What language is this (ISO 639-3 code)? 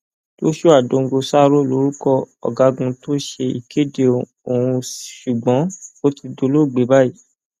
yor